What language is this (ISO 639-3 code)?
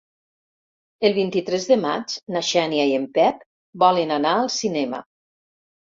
cat